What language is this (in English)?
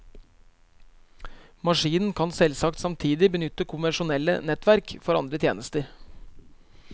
Norwegian